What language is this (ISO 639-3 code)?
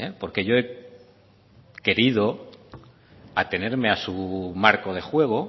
spa